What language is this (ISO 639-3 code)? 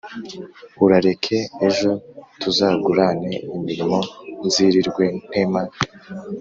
kin